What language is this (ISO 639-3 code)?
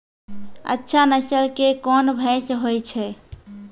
mai